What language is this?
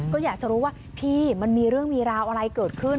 Thai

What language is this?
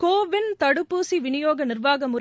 Tamil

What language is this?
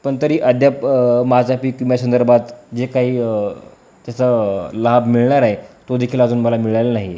Marathi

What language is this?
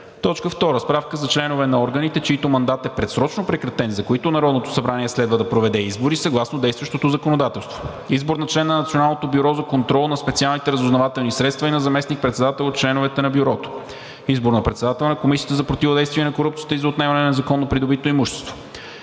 Bulgarian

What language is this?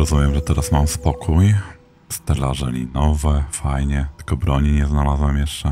Polish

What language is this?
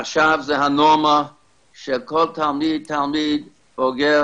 Hebrew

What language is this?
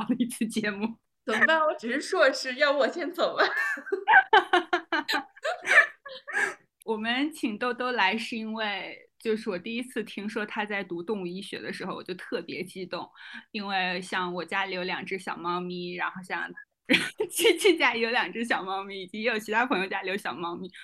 Chinese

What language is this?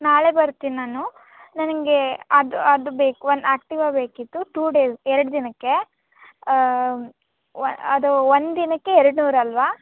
Kannada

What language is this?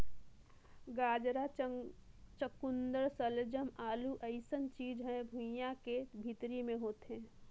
Chhattisgarhi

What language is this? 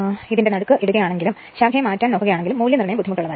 Malayalam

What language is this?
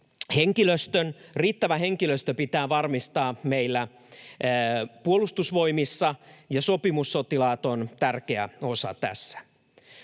Finnish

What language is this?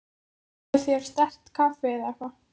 Icelandic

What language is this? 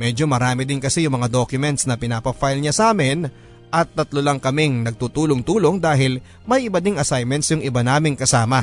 Filipino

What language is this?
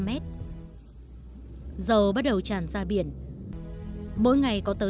Vietnamese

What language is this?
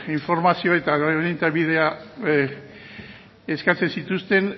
Basque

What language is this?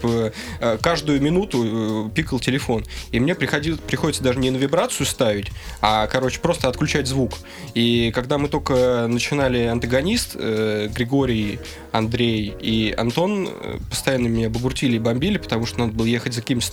Russian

